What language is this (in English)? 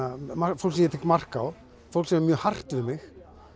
Icelandic